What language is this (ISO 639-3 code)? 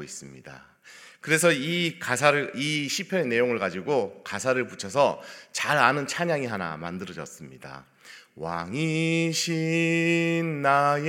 kor